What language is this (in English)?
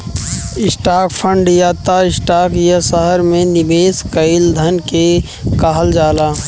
Bhojpuri